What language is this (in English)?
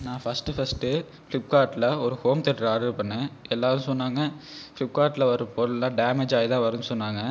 Tamil